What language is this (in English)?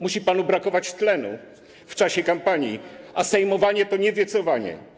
Polish